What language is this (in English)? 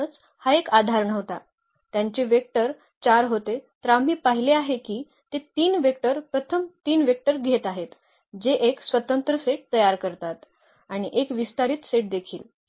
Marathi